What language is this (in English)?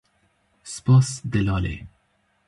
Kurdish